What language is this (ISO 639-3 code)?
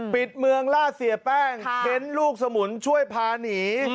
tha